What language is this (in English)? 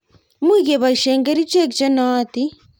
Kalenjin